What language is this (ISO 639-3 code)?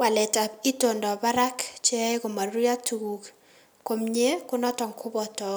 kln